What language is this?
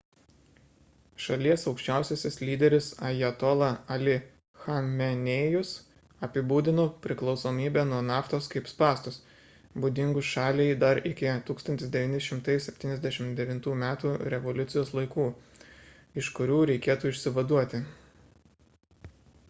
Lithuanian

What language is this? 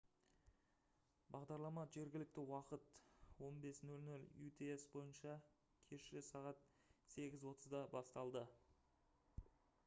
Kazakh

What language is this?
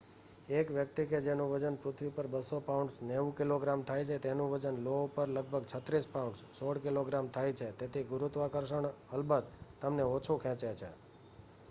Gujarati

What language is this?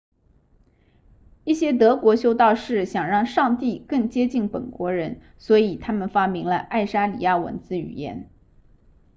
Chinese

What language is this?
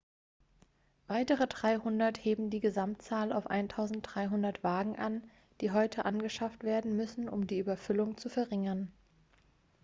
German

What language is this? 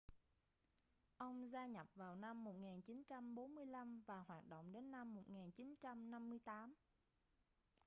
Vietnamese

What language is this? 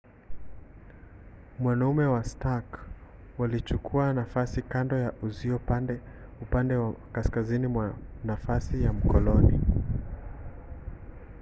Swahili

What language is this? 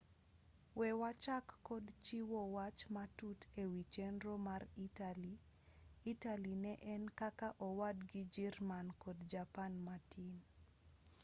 Luo (Kenya and Tanzania)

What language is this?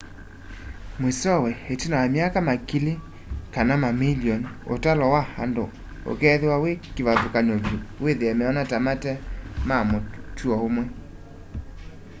Kamba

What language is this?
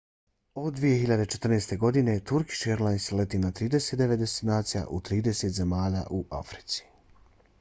Bosnian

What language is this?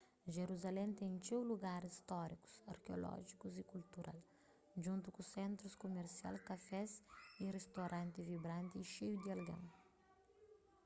Kabuverdianu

